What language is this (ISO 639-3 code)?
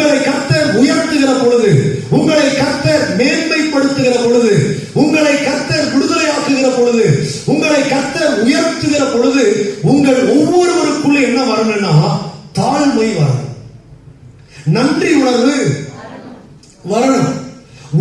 tur